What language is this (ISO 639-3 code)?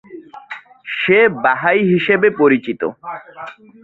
ben